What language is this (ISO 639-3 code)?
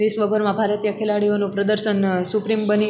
guj